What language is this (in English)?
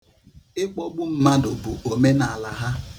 Igbo